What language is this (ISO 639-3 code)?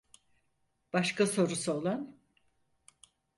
tur